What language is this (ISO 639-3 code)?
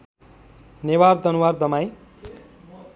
nep